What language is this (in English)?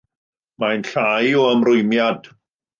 Welsh